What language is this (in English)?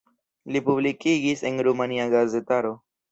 Esperanto